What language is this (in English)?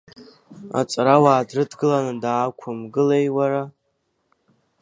Abkhazian